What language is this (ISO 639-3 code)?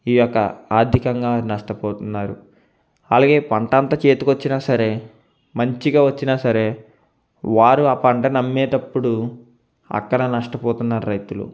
tel